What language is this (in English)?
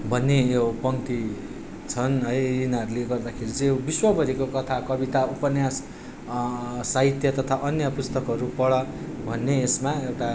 Nepali